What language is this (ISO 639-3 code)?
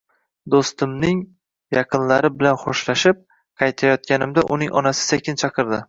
uzb